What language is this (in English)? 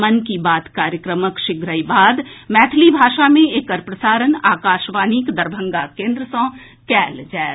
Maithili